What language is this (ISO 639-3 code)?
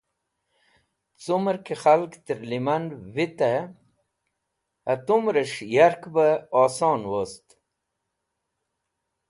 wbl